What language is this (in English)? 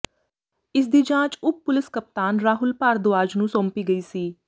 Punjabi